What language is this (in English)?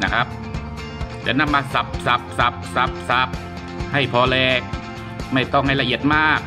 Thai